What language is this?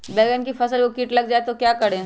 Magahi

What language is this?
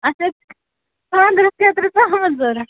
Kashmiri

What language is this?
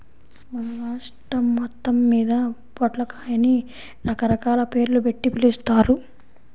Telugu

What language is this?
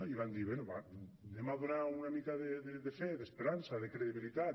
Catalan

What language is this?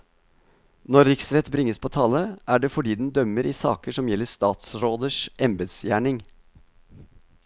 Norwegian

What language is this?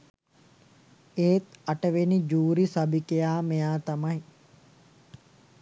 Sinhala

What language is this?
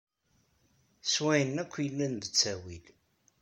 Kabyle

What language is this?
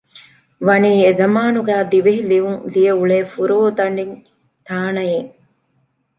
Divehi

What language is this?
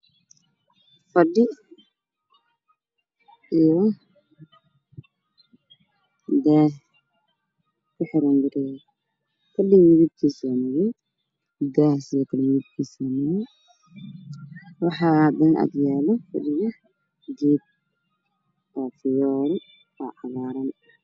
Somali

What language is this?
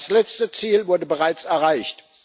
German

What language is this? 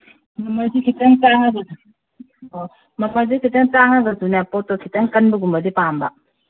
Manipuri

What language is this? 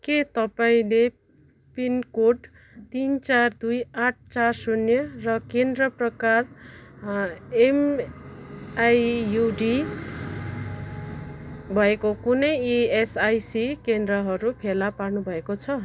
Nepali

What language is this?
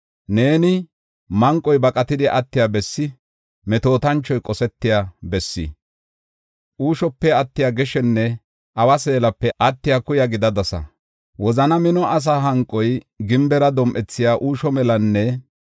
Gofa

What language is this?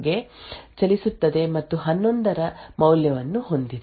Kannada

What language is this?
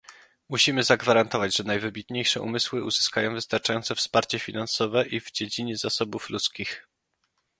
Polish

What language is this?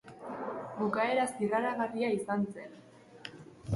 Basque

